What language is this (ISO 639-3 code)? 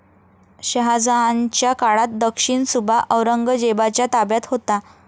mar